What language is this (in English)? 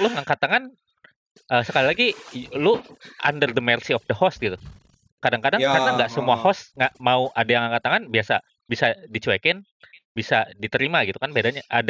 Indonesian